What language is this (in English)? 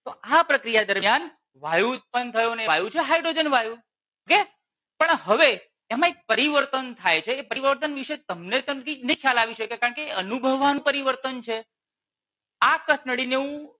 Gujarati